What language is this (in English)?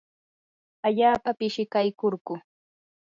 Yanahuanca Pasco Quechua